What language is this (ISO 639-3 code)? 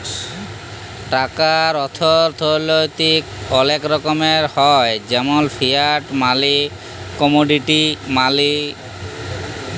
ben